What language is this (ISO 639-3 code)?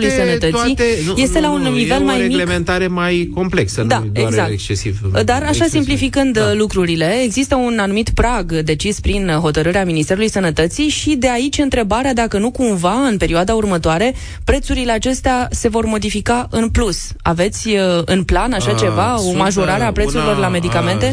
ron